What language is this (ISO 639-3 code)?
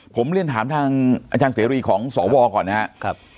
tha